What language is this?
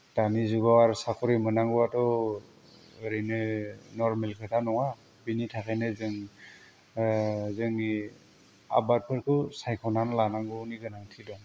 Bodo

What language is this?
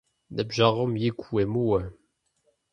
Kabardian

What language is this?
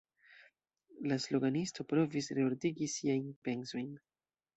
Esperanto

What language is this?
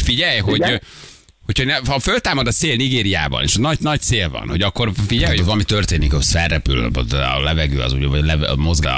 Hungarian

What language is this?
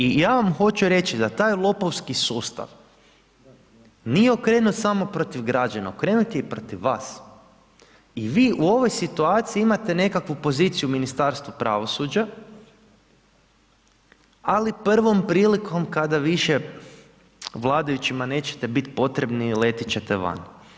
Croatian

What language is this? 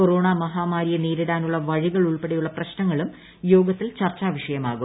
Malayalam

